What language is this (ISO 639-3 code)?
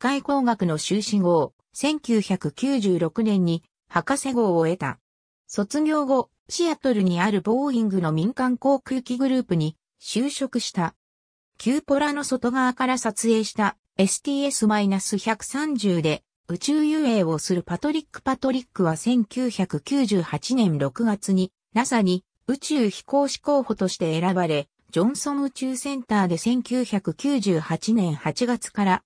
jpn